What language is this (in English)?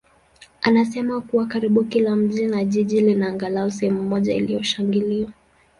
Swahili